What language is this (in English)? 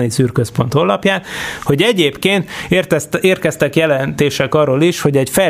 Hungarian